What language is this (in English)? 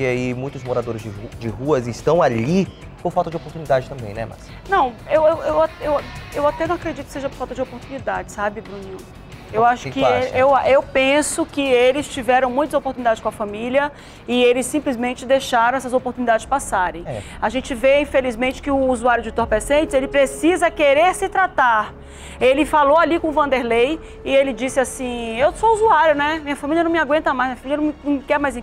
Portuguese